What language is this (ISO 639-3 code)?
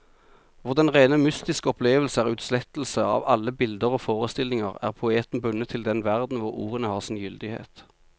nor